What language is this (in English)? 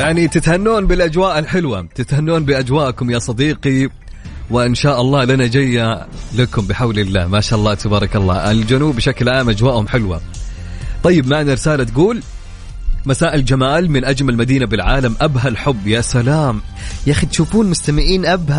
Arabic